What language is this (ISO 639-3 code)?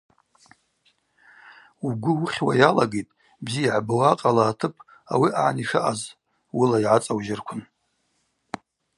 abq